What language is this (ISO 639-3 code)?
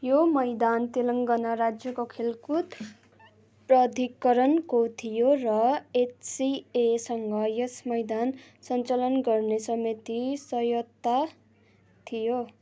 nep